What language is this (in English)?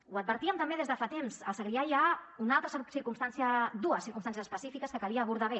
Catalan